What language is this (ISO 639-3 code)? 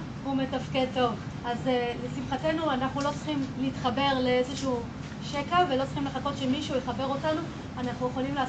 heb